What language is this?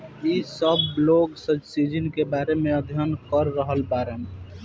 Bhojpuri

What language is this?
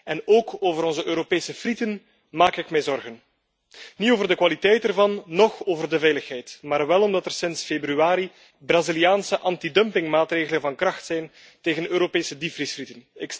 Dutch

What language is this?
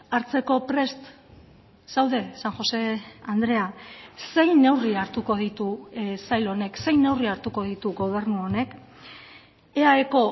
Basque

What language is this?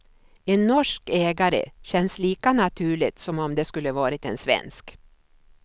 Swedish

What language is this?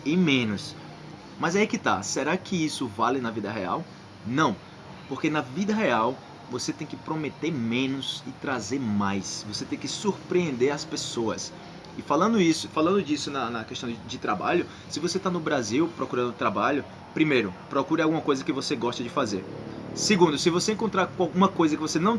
Portuguese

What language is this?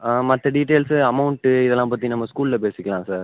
Tamil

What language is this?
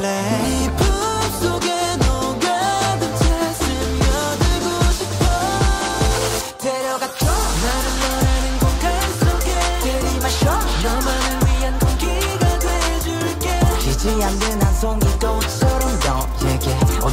Polish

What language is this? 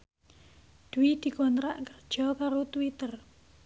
Javanese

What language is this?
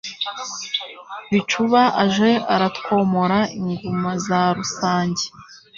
Kinyarwanda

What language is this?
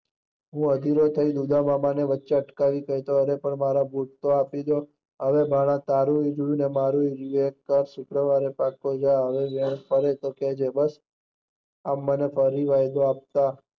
Gujarati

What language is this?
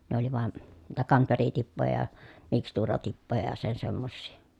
Finnish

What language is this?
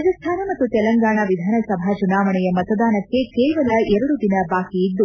Kannada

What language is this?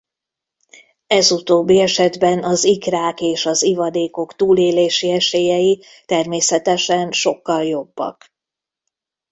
Hungarian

